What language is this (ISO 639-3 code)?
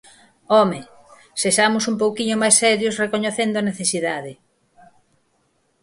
glg